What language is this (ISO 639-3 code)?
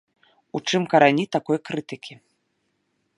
bel